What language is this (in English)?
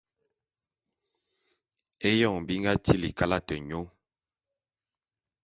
Bulu